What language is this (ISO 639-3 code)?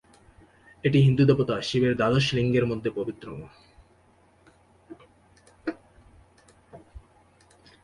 ben